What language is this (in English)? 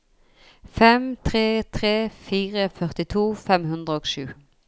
Norwegian